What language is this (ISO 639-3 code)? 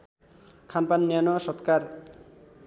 nep